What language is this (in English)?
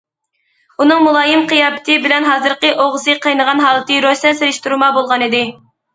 Uyghur